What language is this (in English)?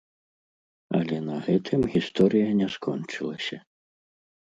Belarusian